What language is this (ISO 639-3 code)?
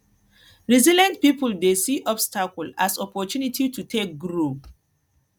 pcm